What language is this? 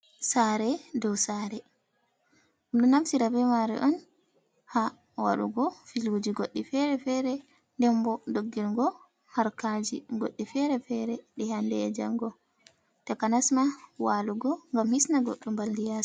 Fula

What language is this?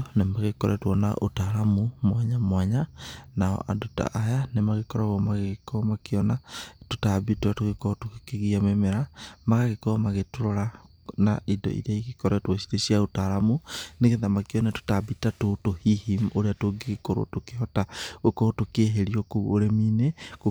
Kikuyu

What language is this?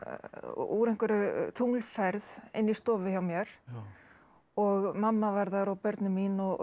Icelandic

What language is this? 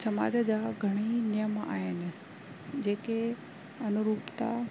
Sindhi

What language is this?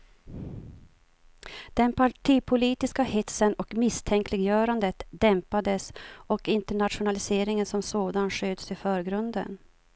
Swedish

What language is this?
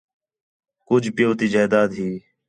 Khetrani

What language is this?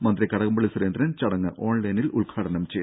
Malayalam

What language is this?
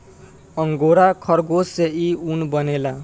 Bhojpuri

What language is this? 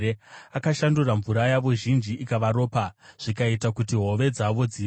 Shona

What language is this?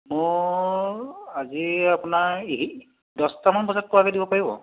Assamese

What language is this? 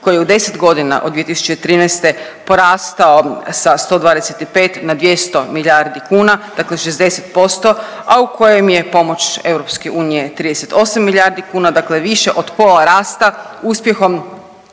Croatian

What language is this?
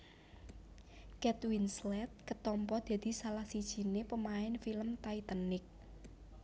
Javanese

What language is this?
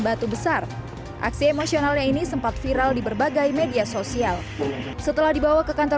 Indonesian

